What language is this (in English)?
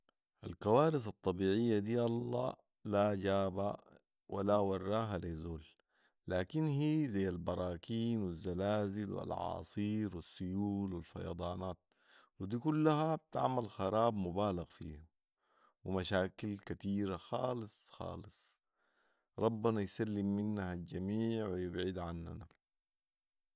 Sudanese Arabic